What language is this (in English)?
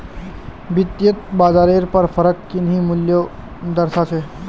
Magahi